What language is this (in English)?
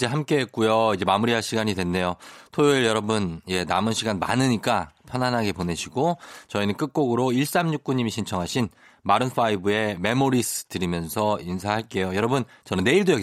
Korean